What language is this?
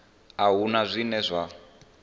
Venda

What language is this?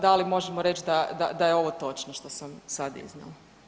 Croatian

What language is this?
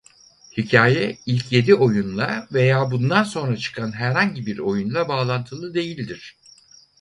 Turkish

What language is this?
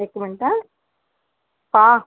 Sindhi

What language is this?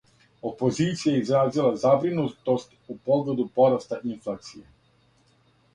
Serbian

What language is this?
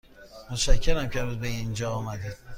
Persian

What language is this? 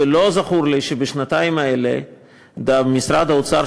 Hebrew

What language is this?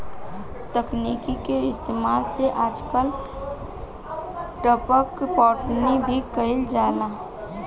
Bhojpuri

